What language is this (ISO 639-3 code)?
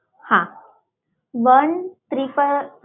guj